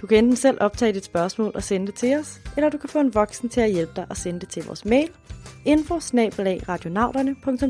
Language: Danish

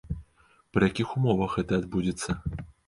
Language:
Belarusian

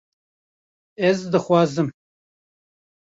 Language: Kurdish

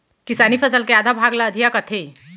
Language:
Chhattisgarhi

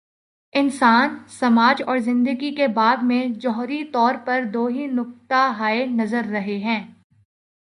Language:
Urdu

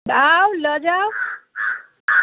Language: Maithili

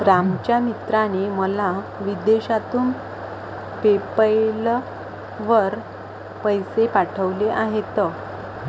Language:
Marathi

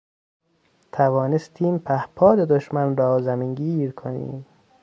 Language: Persian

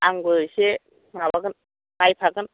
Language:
Bodo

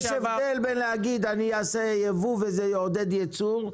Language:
Hebrew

